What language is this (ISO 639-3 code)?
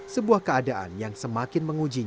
ind